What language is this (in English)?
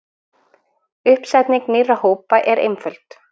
Icelandic